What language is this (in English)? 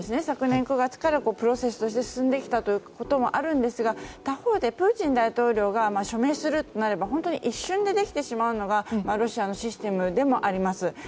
Japanese